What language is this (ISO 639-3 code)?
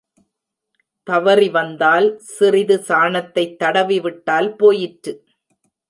tam